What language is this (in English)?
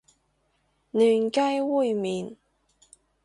Cantonese